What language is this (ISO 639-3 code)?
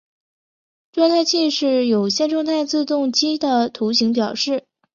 zho